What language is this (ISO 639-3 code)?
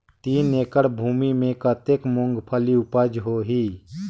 hne